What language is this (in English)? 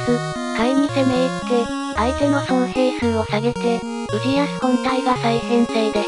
Japanese